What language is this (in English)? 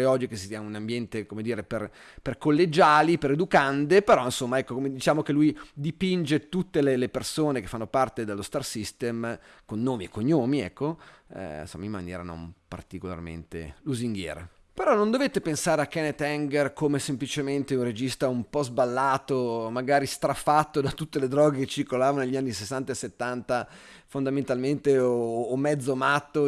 Italian